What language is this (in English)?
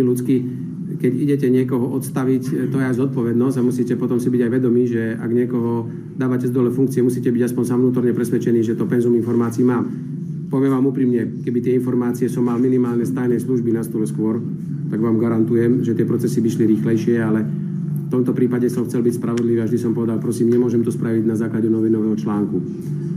Slovak